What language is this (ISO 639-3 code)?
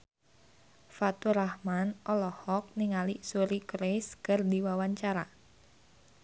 sun